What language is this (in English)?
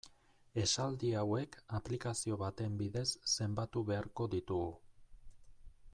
Basque